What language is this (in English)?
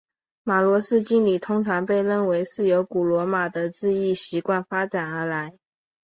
Chinese